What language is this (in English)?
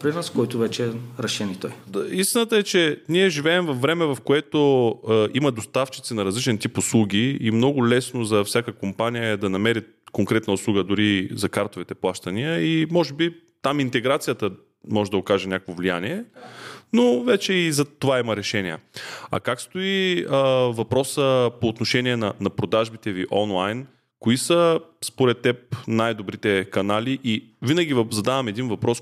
Bulgarian